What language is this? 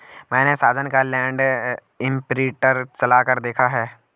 Hindi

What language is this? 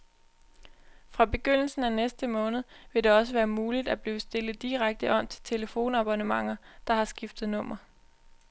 Danish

